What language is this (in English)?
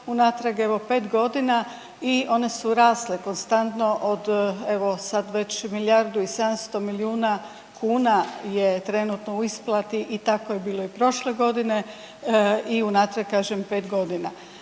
Croatian